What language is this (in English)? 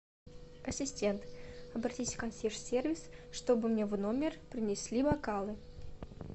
Russian